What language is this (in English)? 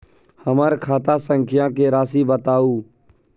Maithili